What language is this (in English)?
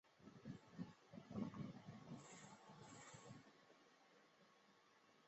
Chinese